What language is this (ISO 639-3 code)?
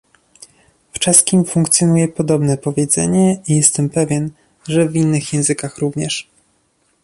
pol